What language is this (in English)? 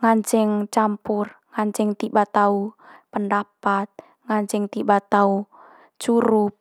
Manggarai